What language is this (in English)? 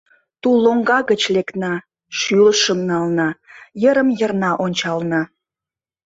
Mari